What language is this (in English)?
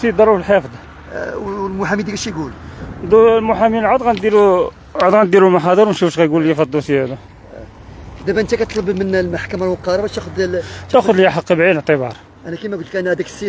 Arabic